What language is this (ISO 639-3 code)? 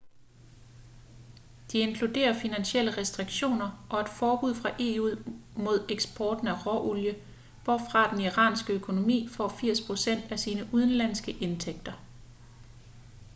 dan